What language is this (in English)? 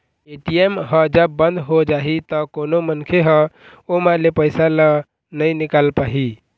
Chhattisgarhi